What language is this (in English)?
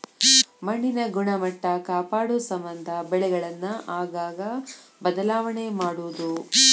Kannada